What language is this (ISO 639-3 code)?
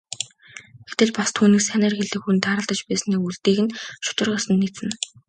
mon